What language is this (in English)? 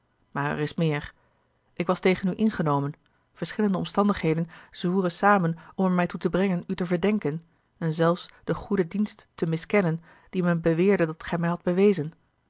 Dutch